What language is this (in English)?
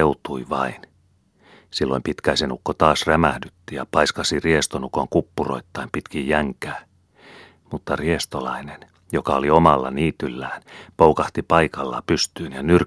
Finnish